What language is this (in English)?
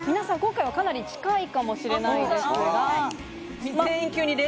Japanese